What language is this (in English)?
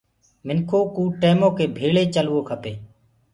Gurgula